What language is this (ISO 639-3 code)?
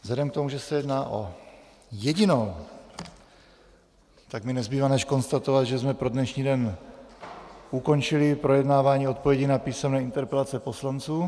ces